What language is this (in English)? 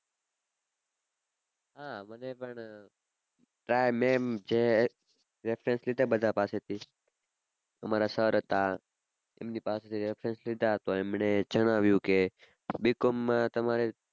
Gujarati